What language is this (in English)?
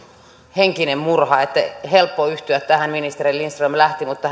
Finnish